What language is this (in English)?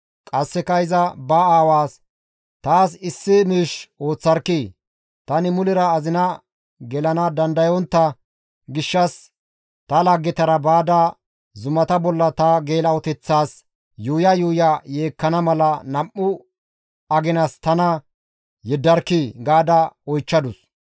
Gamo